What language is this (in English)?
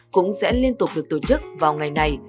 Vietnamese